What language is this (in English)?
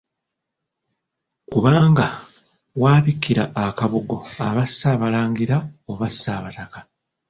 Ganda